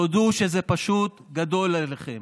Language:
Hebrew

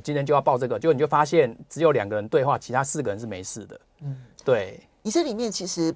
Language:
Chinese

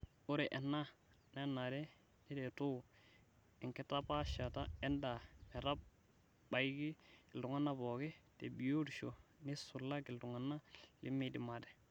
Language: Masai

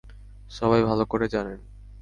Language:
Bangla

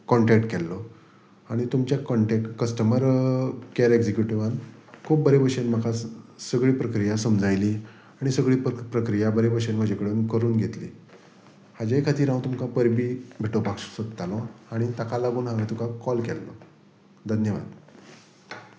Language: Konkani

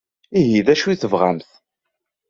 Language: Kabyle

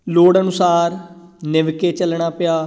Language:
Punjabi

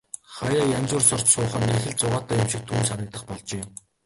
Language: Mongolian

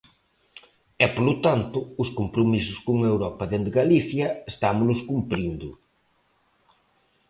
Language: Galician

